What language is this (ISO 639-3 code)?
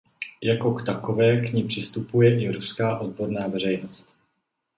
ces